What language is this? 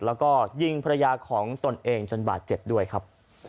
Thai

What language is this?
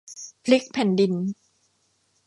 Thai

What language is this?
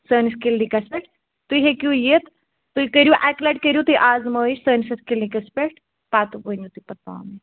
Kashmiri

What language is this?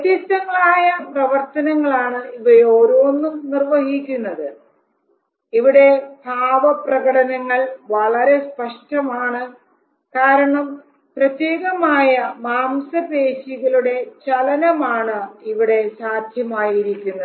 Malayalam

